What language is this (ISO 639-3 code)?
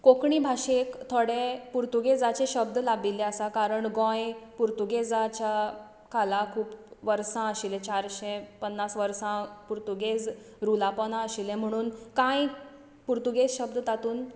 kok